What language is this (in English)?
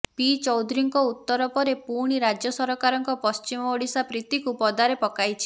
Odia